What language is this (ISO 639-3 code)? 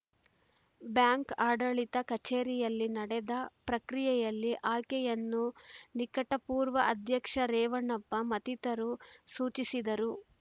kan